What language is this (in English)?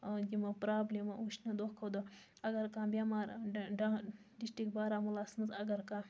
Kashmiri